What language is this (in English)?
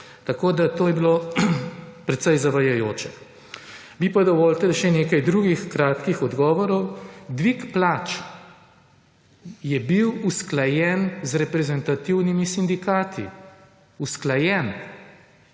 Slovenian